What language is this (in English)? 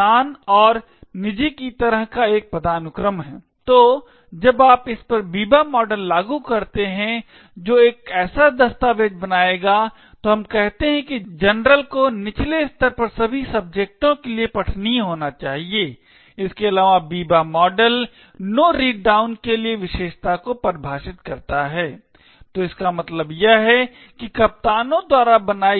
Hindi